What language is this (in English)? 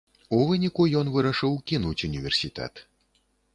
Belarusian